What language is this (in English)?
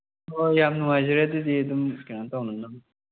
Manipuri